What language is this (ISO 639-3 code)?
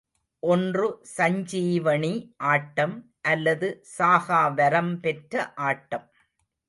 tam